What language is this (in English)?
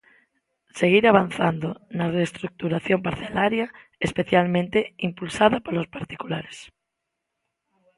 Galician